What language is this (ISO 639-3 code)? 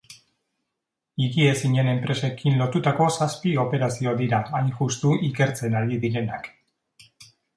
eus